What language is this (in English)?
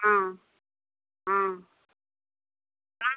Hindi